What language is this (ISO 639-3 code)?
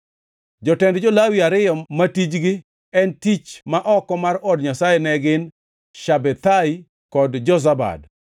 luo